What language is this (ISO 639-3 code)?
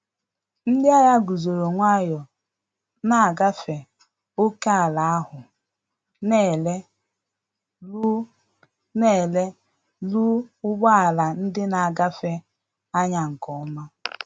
ibo